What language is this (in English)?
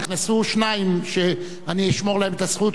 Hebrew